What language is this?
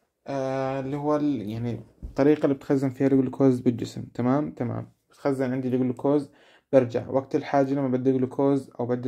Arabic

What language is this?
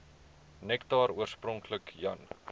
Afrikaans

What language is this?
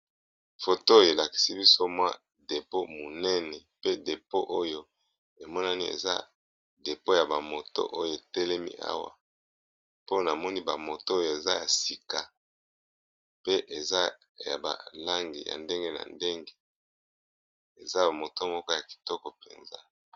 Lingala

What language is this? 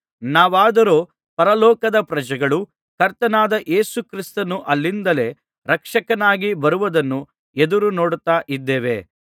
Kannada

